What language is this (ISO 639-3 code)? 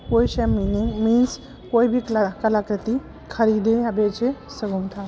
snd